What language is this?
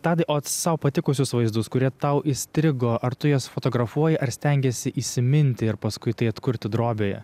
Lithuanian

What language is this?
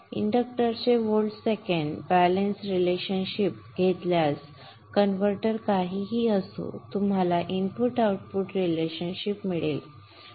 Marathi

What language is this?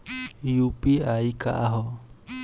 Bhojpuri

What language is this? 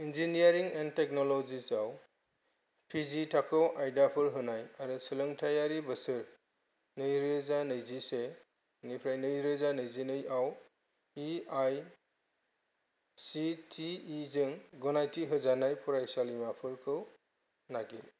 Bodo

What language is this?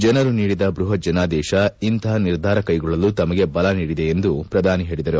Kannada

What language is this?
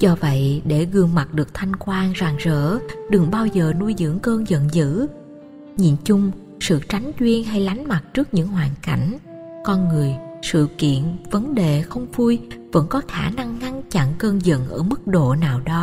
Vietnamese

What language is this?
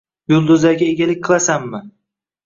Uzbek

